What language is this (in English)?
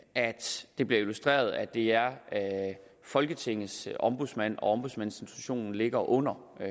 Danish